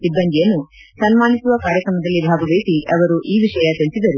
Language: Kannada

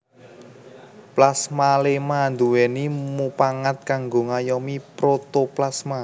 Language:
Javanese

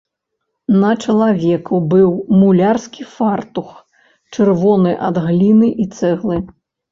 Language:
Belarusian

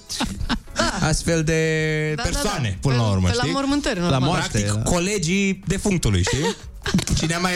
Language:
Romanian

